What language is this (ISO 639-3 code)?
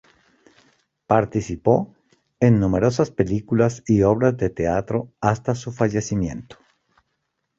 spa